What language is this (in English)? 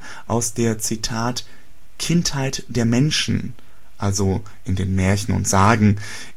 German